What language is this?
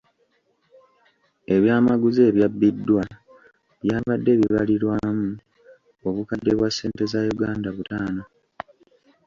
Ganda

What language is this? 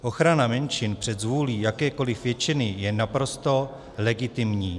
Czech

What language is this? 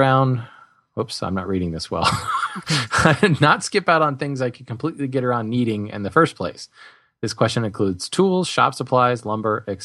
English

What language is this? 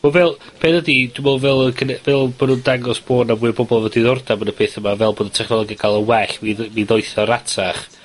Welsh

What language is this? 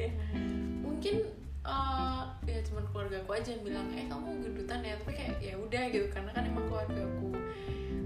Indonesian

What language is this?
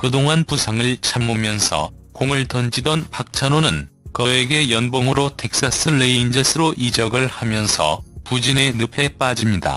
Korean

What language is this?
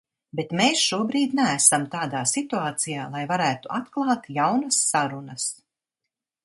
Latvian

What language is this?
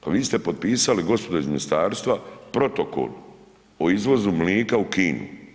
Croatian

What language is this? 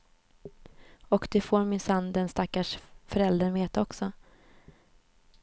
Swedish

